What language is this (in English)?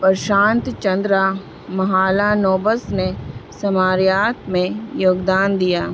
Urdu